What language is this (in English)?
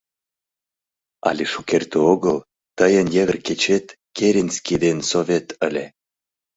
Mari